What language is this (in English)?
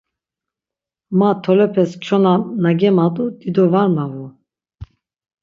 Laz